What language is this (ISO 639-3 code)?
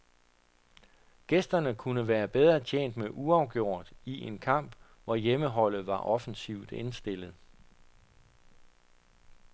dan